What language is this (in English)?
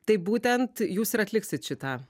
Lithuanian